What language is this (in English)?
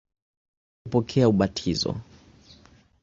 Swahili